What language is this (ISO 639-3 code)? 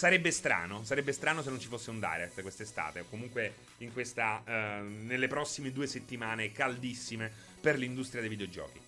ita